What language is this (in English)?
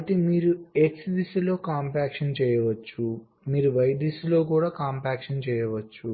Telugu